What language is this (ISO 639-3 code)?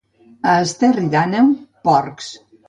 cat